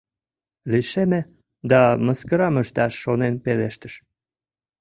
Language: Mari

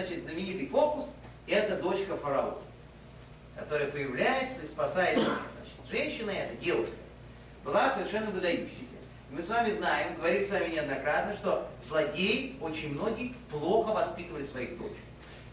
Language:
Russian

